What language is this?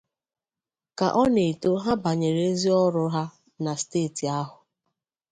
Igbo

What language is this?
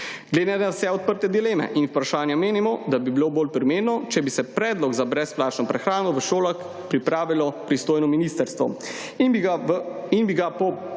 Slovenian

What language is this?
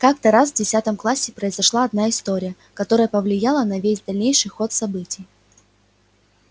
Russian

